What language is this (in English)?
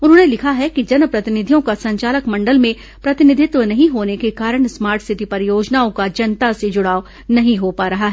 Hindi